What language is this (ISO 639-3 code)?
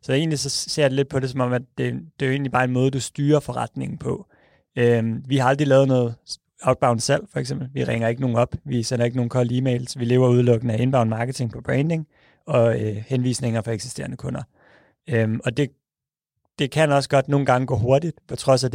dan